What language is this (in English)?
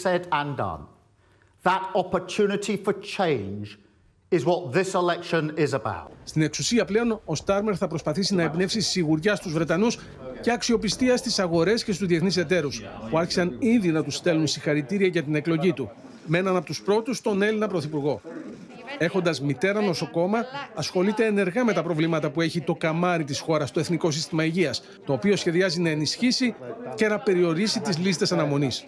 Greek